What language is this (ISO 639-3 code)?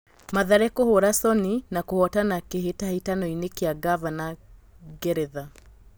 kik